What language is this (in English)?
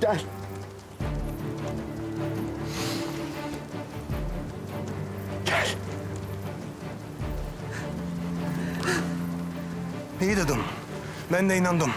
Turkish